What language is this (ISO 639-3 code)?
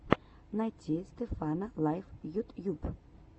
rus